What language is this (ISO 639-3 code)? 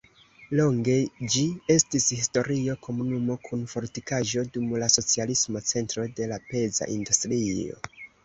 epo